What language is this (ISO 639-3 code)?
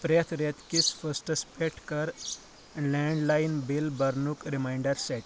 kas